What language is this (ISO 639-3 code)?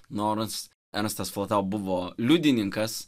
lit